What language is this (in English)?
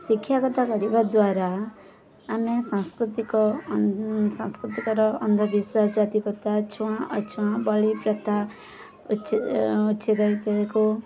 Odia